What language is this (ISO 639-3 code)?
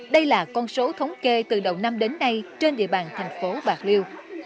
vie